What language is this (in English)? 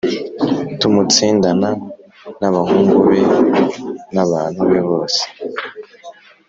Kinyarwanda